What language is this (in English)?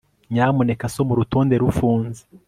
Kinyarwanda